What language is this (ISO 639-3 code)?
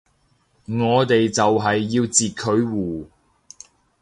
yue